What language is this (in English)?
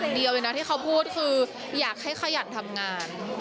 Thai